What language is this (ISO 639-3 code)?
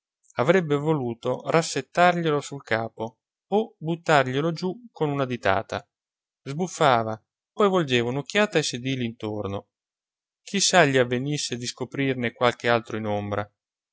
ita